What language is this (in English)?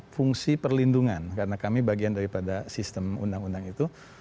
Indonesian